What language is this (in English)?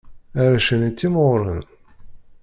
Kabyle